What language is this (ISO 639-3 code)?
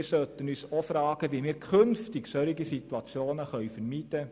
gsw